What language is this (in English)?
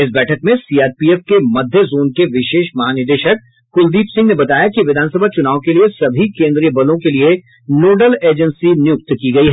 Hindi